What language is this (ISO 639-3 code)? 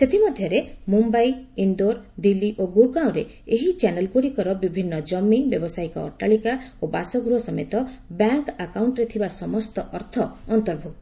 ori